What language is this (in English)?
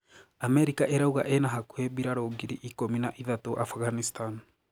Kikuyu